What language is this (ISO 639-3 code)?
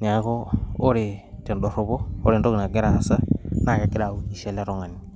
mas